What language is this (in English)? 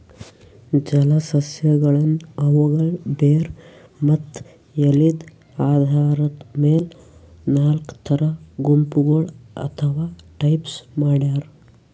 Kannada